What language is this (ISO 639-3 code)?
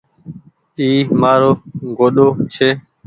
gig